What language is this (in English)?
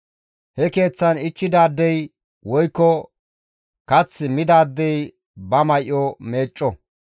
Gamo